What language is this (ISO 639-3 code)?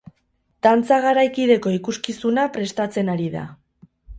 eus